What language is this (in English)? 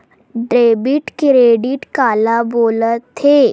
Chhattisgarhi